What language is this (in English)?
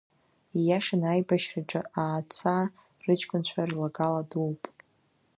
Abkhazian